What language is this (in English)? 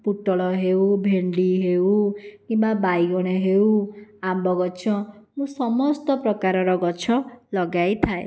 Odia